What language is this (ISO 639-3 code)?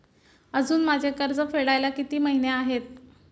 mar